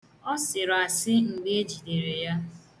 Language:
Igbo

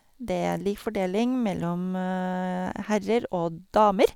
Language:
Norwegian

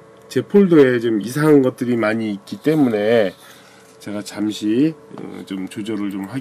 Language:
Korean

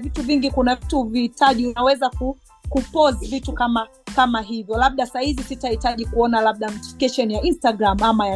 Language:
Swahili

